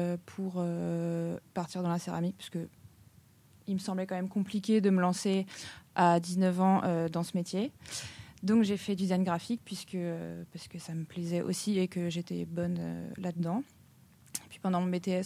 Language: French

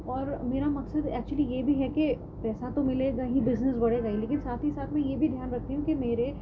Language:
Urdu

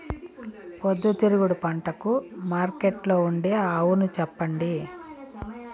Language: Telugu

